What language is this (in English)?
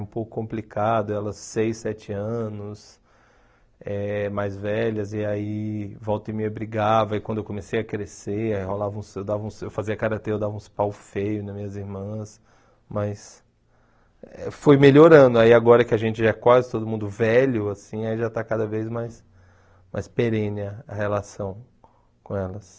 Portuguese